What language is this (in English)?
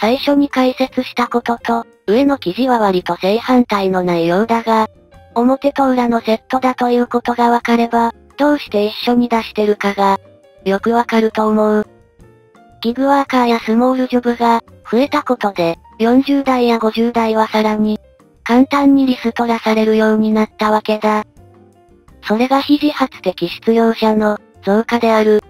Japanese